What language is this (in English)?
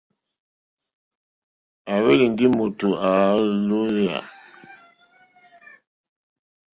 Mokpwe